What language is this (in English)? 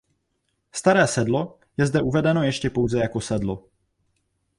Czech